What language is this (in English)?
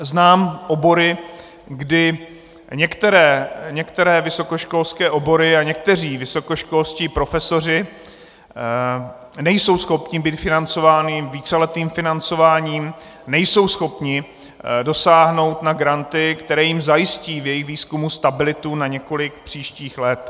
Czech